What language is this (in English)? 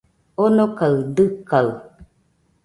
Nüpode Huitoto